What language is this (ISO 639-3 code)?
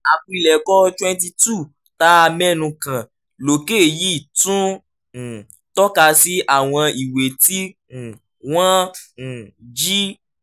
yor